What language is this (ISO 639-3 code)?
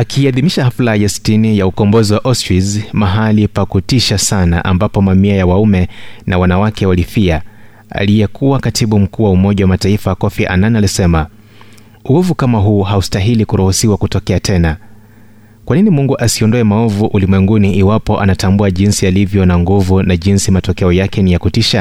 swa